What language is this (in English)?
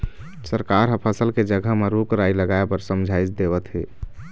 Chhattisgarhi